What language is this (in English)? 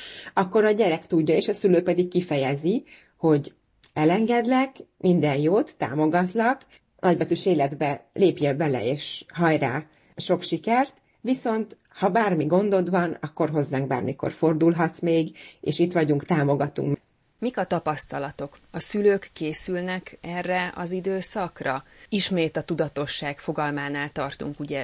Hungarian